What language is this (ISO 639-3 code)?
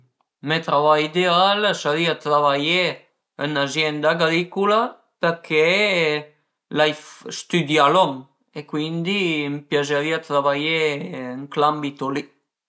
pms